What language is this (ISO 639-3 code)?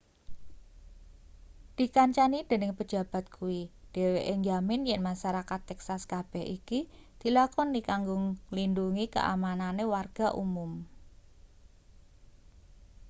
jav